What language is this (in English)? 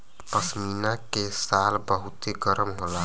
Bhojpuri